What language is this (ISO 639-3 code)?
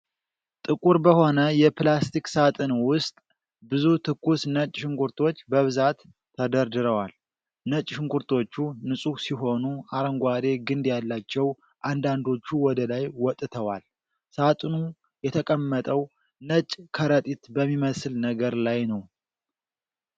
amh